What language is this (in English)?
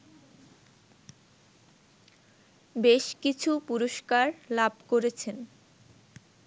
Bangla